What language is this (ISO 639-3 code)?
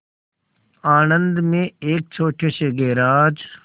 hin